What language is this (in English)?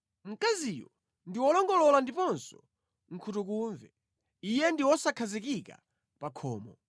Nyanja